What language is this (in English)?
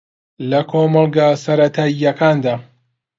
Central Kurdish